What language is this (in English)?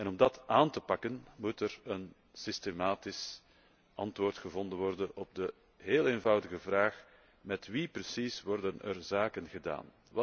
Dutch